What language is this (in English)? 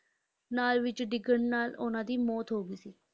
Punjabi